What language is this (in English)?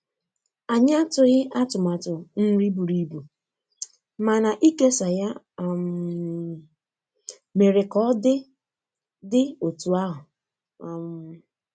Igbo